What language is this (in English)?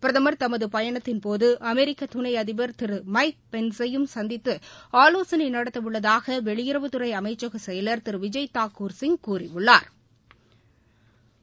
Tamil